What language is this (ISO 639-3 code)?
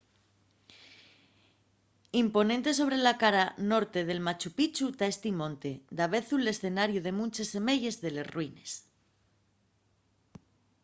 ast